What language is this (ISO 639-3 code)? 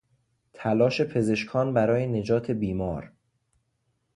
fas